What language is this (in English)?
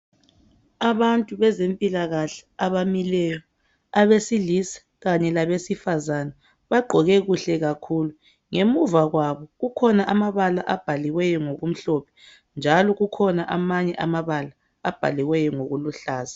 North Ndebele